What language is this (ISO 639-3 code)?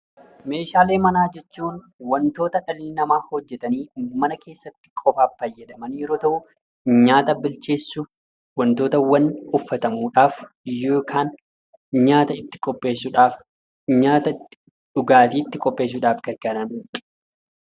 orm